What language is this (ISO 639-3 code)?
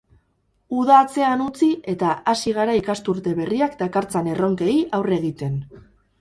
eus